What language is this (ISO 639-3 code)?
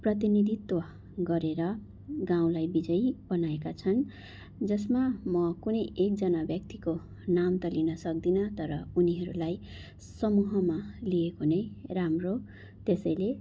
nep